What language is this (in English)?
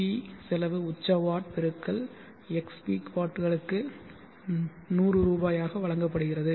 Tamil